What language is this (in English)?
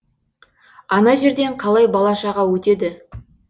Kazakh